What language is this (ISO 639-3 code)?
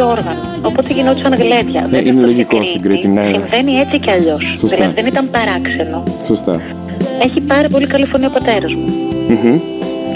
ell